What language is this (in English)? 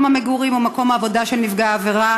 Hebrew